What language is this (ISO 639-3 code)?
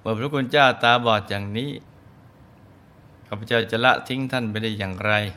tha